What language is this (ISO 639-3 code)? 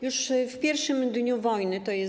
pol